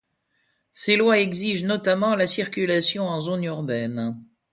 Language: French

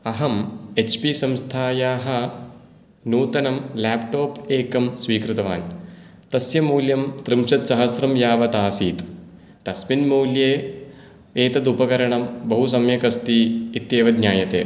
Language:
Sanskrit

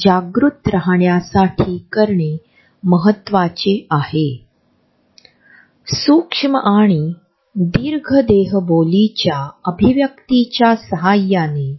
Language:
Marathi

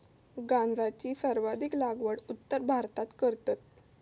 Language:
Marathi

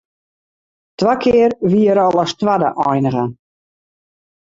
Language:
Western Frisian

